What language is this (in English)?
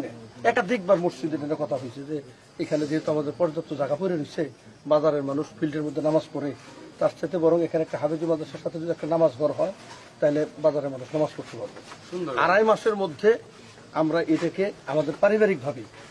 Bangla